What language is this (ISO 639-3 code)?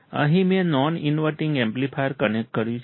guj